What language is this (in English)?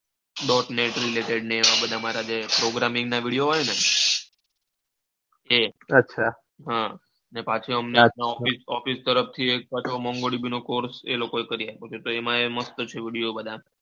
Gujarati